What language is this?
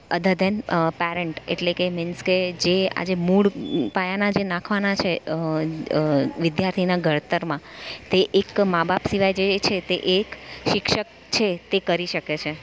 Gujarati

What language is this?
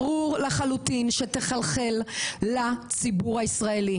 Hebrew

